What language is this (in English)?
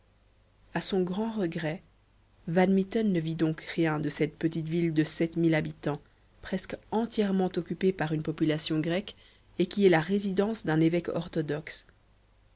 French